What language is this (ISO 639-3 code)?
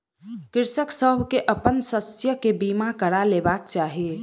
mai